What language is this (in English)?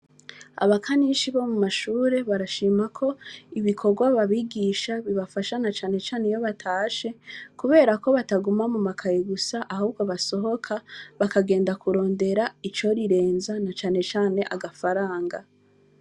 Rundi